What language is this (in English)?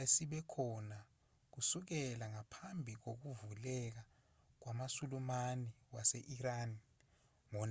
Zulu